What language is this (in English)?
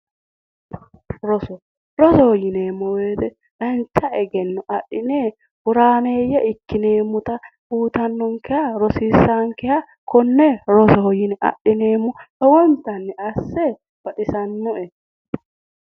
Sidamo